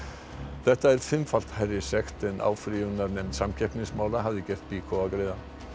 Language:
Icelandic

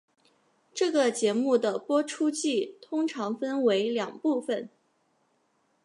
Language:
Chinese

